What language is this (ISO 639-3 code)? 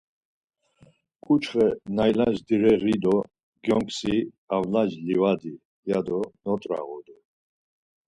lzz